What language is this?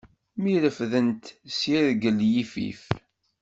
Kabyle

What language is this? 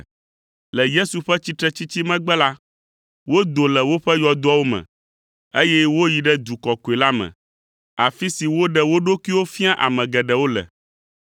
Ewe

